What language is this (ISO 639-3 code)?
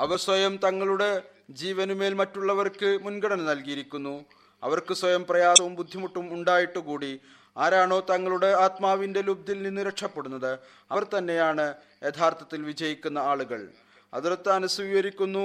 mal